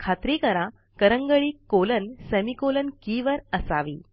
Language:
Marathi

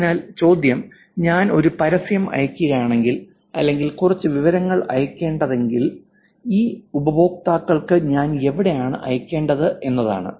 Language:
Malayalam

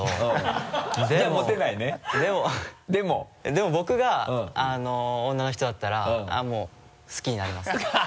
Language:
Japanese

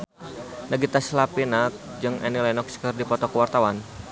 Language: Sundanese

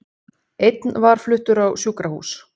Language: Icelandic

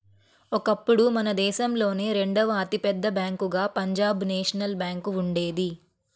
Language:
Telugu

